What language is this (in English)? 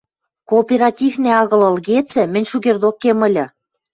Western Mari